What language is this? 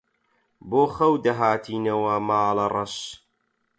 Central Kurdish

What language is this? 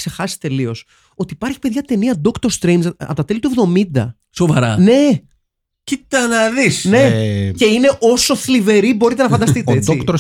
Greek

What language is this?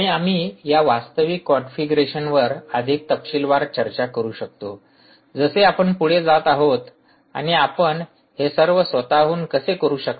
Marathi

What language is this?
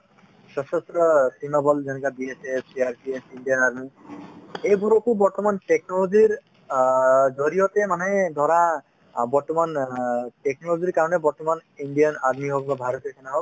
Assamese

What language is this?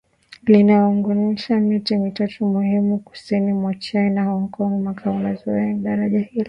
Swahili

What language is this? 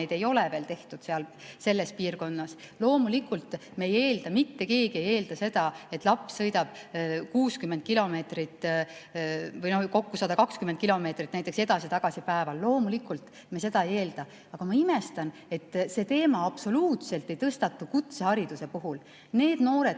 Estonian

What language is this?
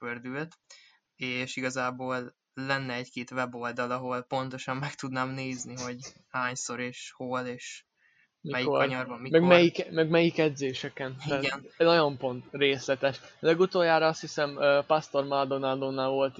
Hungarian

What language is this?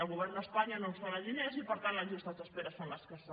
Catalan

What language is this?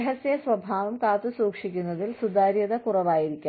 Malayalam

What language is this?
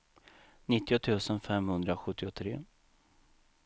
Swedish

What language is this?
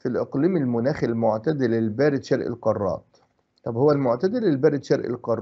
Arabic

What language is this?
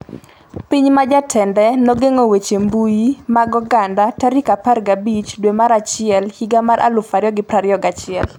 Luo (Kenya and Tanzania)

